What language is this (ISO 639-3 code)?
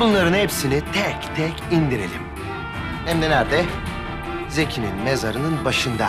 tur